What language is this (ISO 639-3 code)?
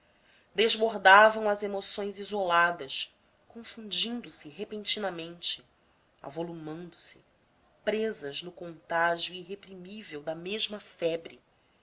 por